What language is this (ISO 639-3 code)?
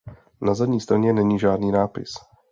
ces